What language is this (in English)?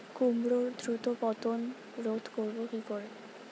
Bangla